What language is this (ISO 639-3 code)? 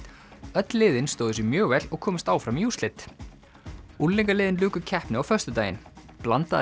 isl